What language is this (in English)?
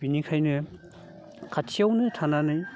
Bodo